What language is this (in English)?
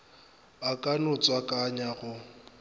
Northern Sotho